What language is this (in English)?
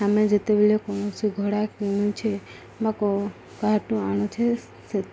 Odia